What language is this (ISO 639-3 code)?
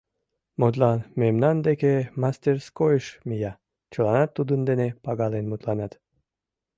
chm